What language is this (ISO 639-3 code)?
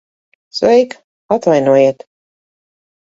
lav